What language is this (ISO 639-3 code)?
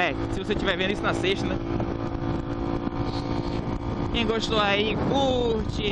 por